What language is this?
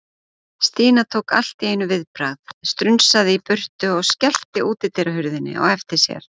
Icelandic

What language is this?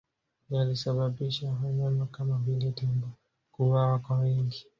Swahili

